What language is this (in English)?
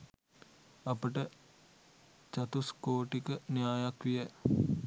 Sinhala